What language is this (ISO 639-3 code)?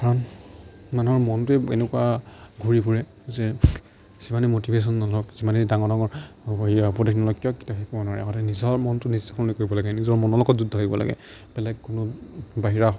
asm